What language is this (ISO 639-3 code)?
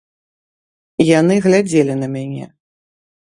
bel